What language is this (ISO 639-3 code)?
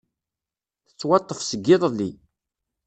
kab